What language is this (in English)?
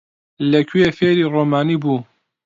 Central Kurdish